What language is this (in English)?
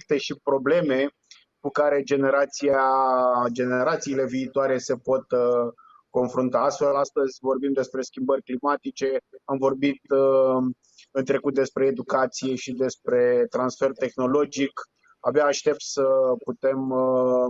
Romanian